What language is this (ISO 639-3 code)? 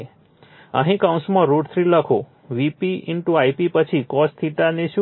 guj